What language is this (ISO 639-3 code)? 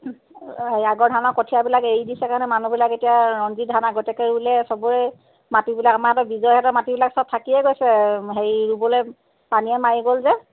asm